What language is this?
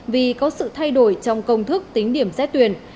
Vietnamese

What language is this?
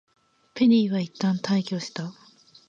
Japanese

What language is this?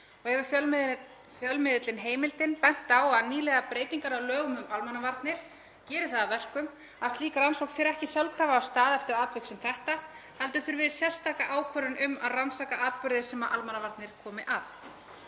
Icelandic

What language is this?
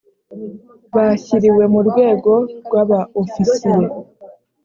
Kinyarwanda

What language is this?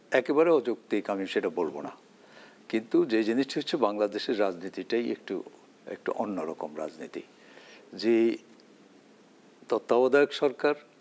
Bangla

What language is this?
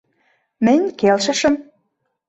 Mari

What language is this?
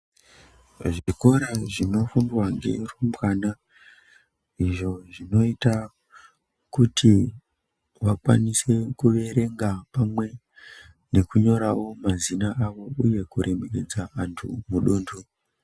Ndau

